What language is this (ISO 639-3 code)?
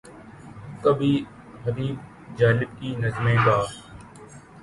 urd